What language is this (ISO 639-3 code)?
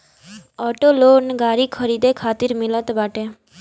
bho